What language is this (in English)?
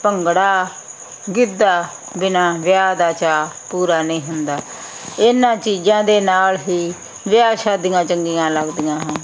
Punjabi